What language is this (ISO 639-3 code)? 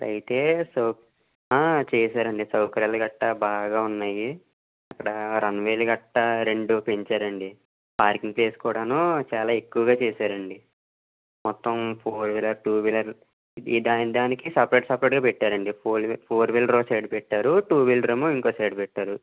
tel